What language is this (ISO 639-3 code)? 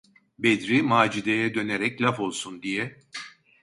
tur